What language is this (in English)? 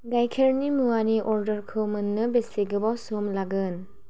Bodo